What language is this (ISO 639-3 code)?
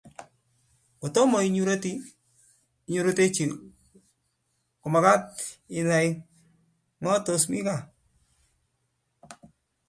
kln